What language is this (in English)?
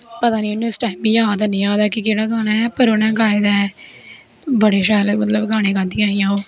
Dogri